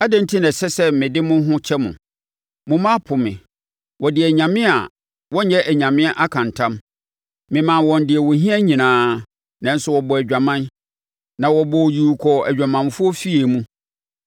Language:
Akan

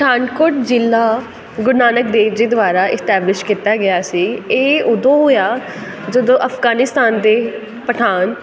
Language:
Punjabi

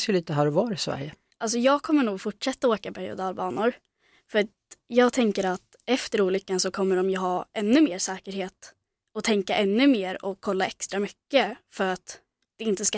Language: Swedish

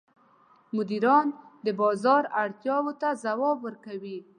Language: Pashto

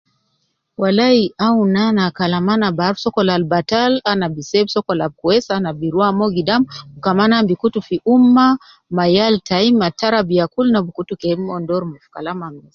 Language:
Nubi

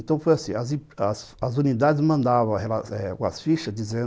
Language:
Portuguese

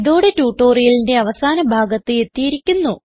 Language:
Malayalam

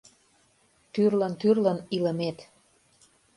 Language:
Mari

